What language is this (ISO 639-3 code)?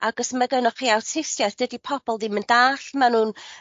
cym